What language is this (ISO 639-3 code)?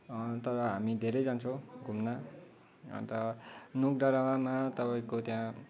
nep